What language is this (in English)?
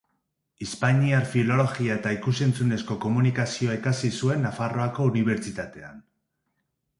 Basque